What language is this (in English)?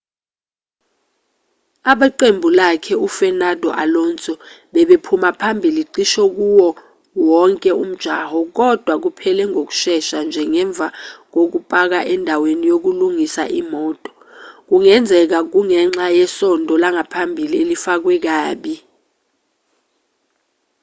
Zulu